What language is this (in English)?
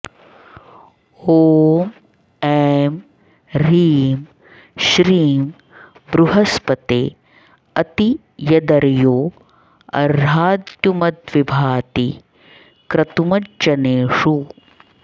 Sanskrit